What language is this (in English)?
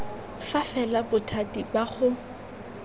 Tswana